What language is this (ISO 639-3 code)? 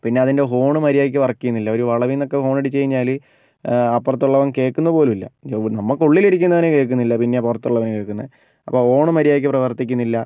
mal